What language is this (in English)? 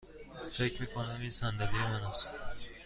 Persian